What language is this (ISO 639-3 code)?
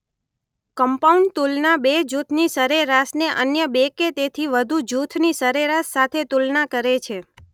guj